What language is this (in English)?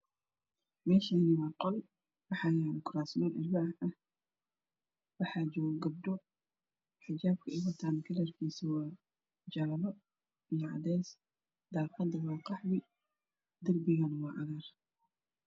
Somali